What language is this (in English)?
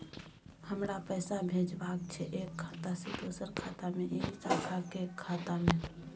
Maithili